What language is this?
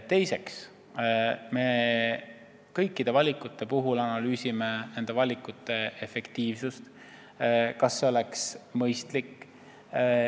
Estonian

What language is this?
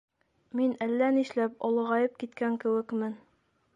Bashkir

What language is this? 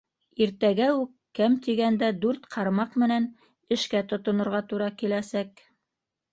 Bashkir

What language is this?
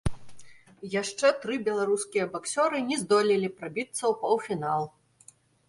Belarusian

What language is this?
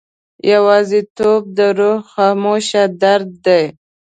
Pashto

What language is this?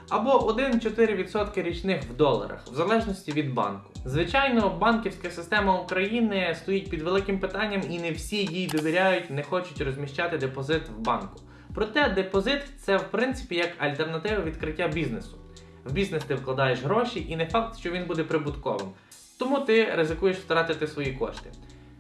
Ukrainian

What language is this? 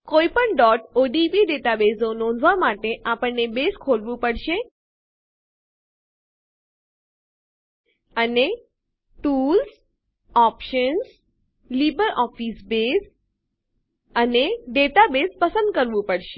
Gujarati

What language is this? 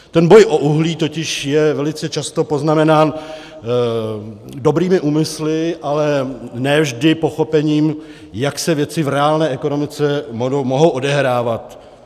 Czech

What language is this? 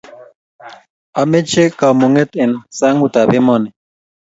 Kalenjin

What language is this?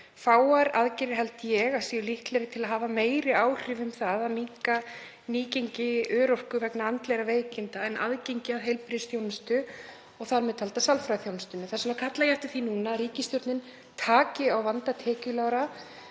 Icelandic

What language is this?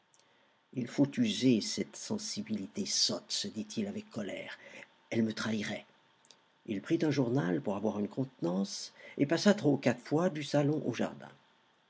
French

